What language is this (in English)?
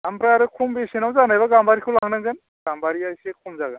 Bodo